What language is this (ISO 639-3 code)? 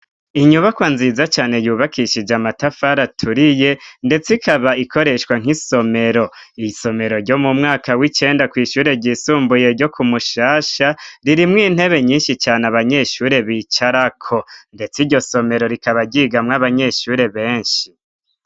run